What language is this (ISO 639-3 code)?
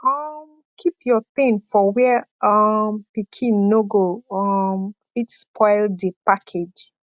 pcm